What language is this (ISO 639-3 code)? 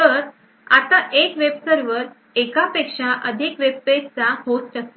mar